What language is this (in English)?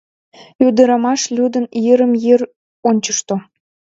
Mari